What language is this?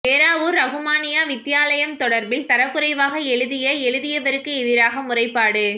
Tamil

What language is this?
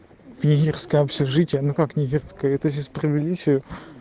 Russian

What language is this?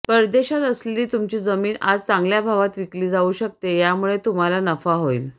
Marathi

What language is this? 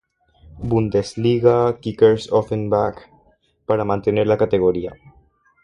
Spanish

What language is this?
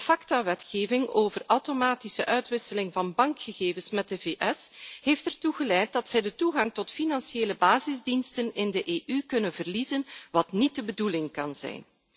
Dutch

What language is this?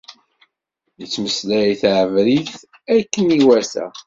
Kabyle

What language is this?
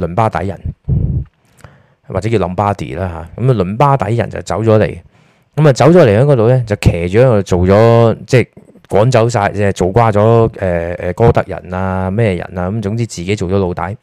Chinese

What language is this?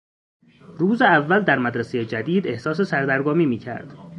Persian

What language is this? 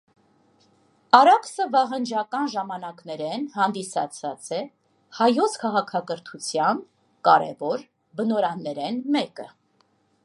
Armenian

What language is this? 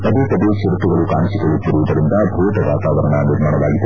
Kannada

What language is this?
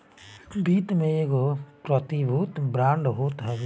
Bhojpuri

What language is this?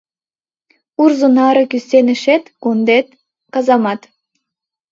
Mari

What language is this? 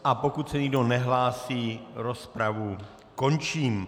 Czech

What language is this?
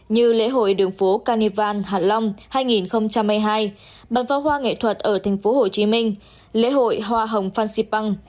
Vietnamese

